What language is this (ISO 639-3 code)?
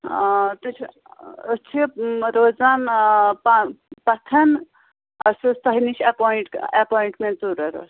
kas